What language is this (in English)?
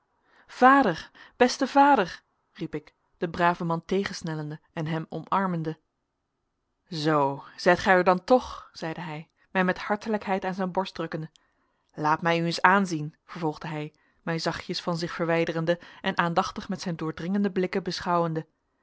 Dutch